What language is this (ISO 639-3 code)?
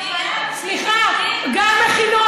heb